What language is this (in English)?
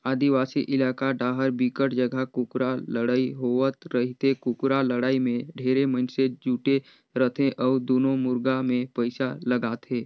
Chhattisgarhi